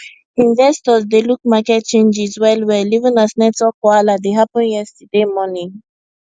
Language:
Nigerian Pidgin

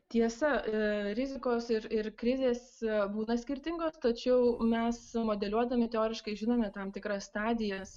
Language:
Lithuanian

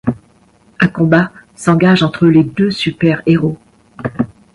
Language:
French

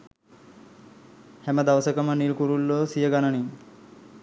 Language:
Sinhala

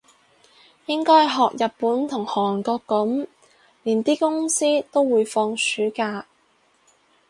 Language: Cantonese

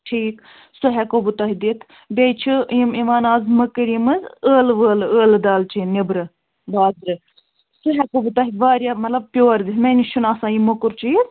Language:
Kashmiri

